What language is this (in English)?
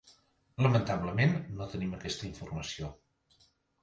Catalan